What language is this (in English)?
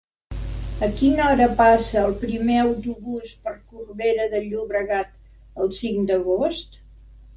Catalan